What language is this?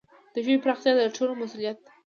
Pashto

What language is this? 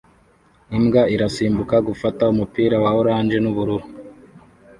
Kinyarwanda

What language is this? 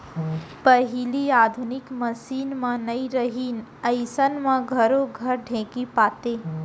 Chhattisgarhi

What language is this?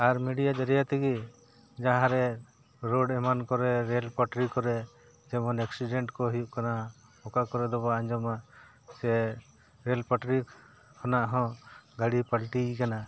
Santali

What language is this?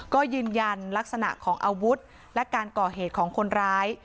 Thai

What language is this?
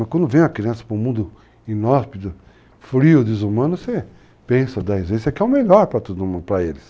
Portuguese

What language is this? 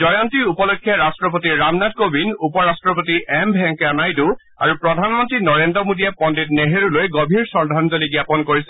Assamese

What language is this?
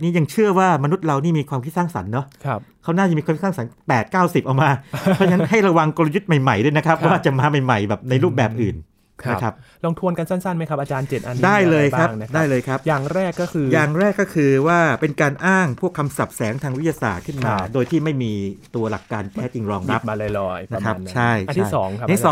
Thai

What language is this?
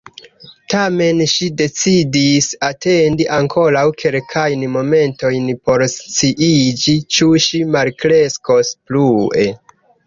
Esperanto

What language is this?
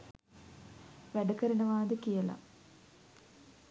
Sinhala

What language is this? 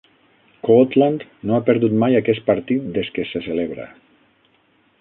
Catalan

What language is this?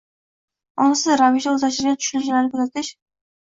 Uzbek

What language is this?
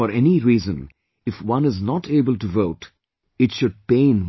English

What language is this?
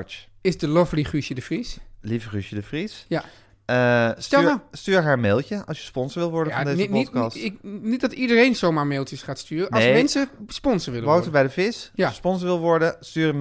Dutch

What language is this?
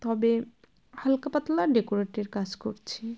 Bangla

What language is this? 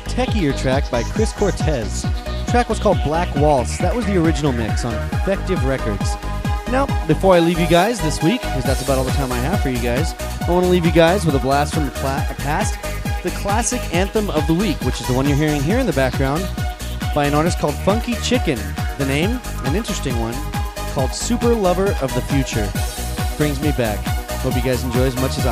English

